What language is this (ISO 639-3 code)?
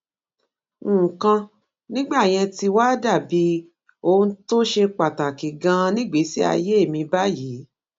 yor